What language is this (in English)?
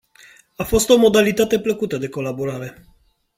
Romanian